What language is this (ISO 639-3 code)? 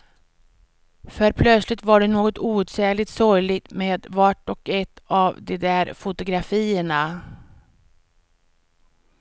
swe